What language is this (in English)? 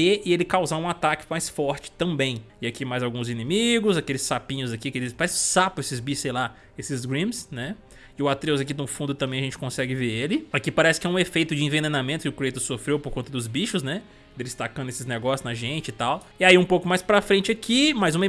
Portuguese